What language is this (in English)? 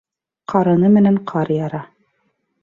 Bashkir